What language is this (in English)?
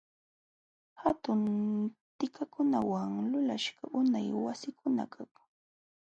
Jauja Wanca Quechua